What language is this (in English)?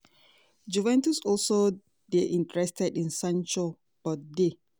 Nigerian Pidgin